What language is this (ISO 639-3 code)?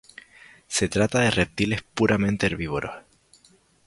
spa